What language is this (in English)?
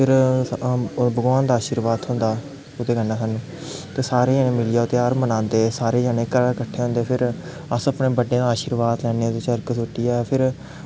Dogri